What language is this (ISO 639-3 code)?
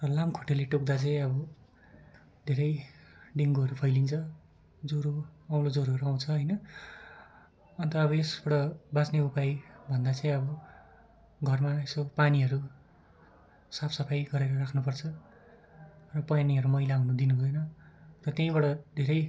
nep